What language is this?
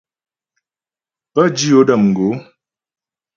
Ghomala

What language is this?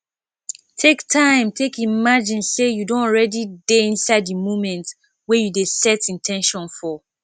Nigerian Pidgin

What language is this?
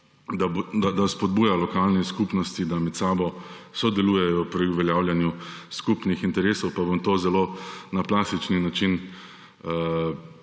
Slovenian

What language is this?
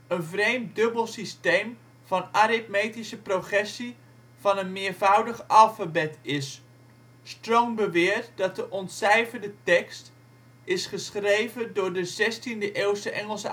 Dutch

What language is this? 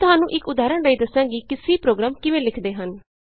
Punjabi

